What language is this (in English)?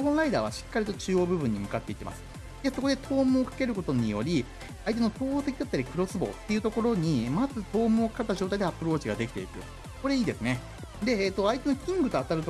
Japanese